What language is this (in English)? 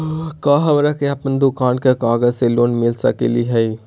Magahi